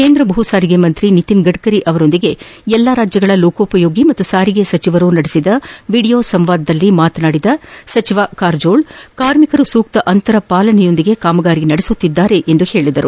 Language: Kannada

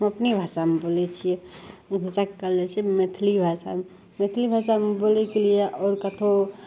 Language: Maithili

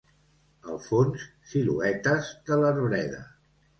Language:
Catalan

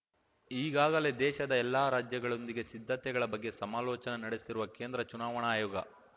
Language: Kannada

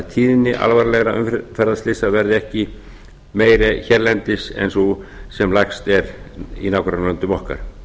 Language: Icelandic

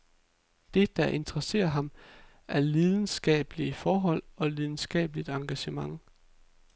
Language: Danish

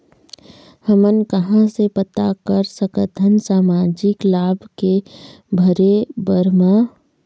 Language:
Chhattisgarhi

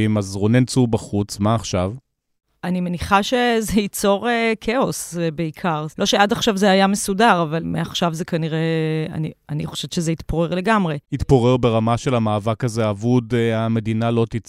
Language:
Hebrew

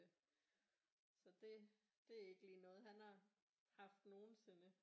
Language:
Danish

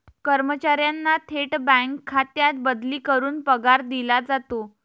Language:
Marathi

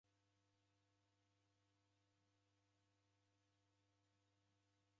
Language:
Taita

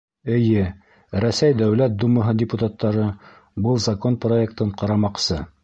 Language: Bashkir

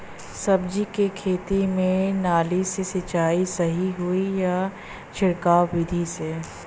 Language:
Bhojpuri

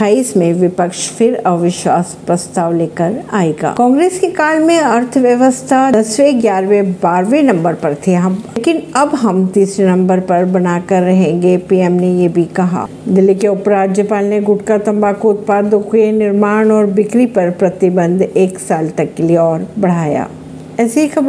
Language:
Hindi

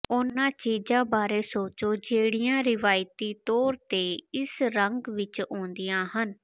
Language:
Punjabi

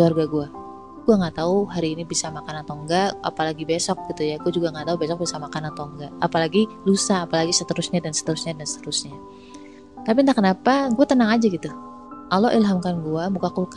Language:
Indonesian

